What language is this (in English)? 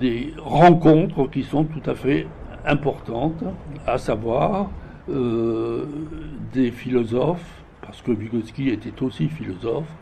French